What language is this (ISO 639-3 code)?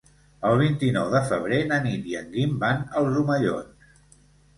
cat